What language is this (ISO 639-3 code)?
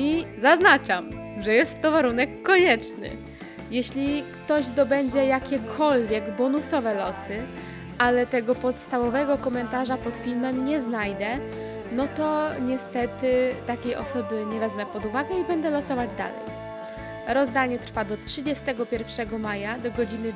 pol